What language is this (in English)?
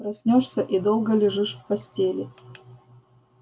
Russian